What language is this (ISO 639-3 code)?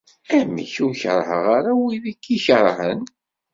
kab